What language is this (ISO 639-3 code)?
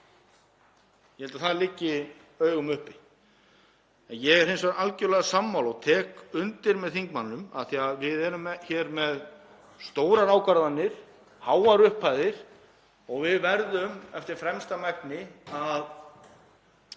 isl